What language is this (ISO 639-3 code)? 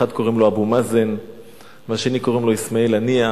heb